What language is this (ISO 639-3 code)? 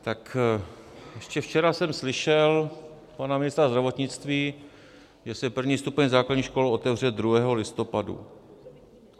ces